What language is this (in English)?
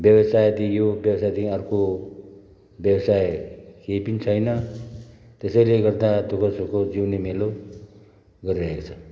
Nepali